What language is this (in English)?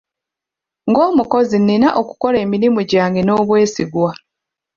Ganda